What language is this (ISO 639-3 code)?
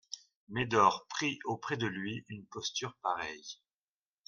fra